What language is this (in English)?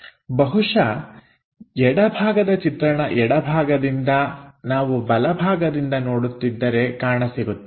Kannada